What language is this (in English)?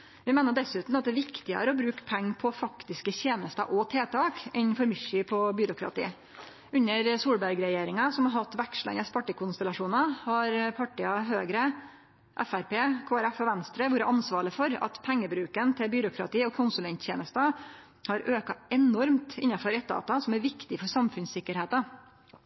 Norwegian Nynorsk